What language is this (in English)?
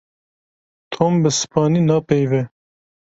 Kurdish